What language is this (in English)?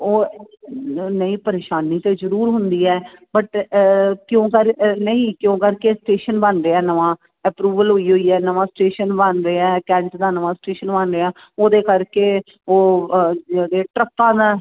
Punjabi